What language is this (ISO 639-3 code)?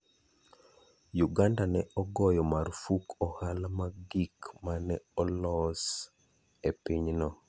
luo